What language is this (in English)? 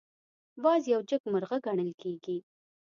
Pashto